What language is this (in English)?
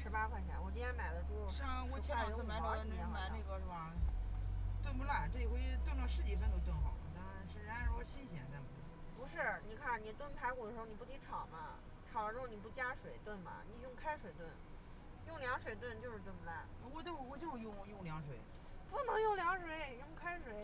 Chinese